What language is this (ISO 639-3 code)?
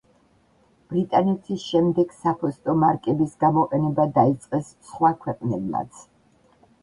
kat